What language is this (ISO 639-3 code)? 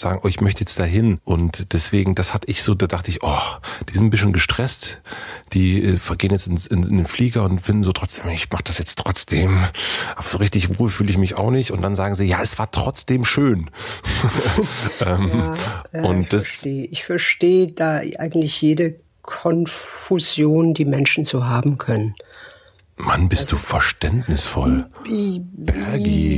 deu